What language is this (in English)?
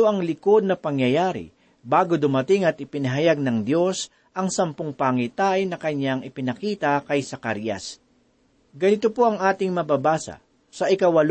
Filipino